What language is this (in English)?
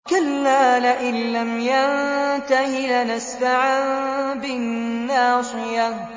Arabic